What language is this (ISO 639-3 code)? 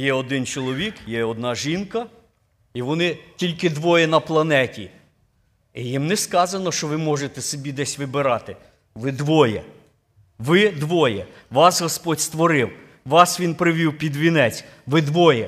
ukr